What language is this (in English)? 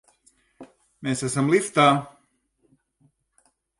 Latvian